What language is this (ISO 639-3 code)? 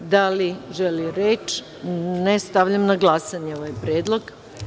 srp